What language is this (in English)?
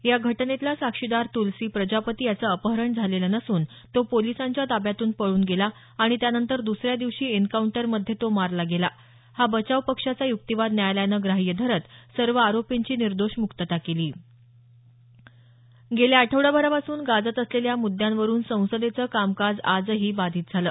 Marathi